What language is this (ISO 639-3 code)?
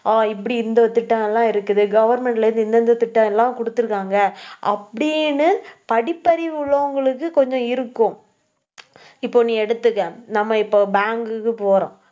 tam